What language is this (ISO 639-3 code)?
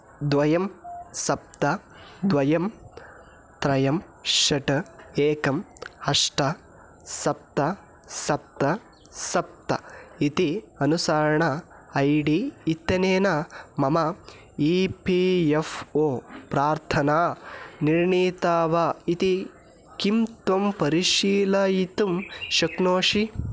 san